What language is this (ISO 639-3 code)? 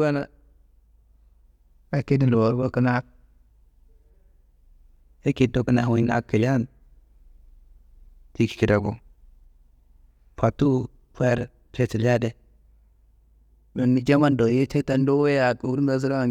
kbl